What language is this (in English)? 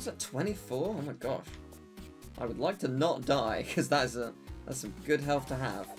English